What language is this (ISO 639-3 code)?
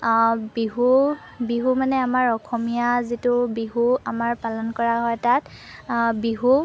asm